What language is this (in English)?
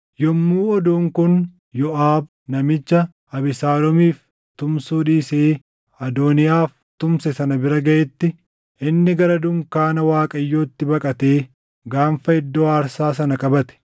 Oromo